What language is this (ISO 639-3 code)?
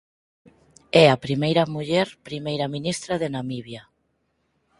glg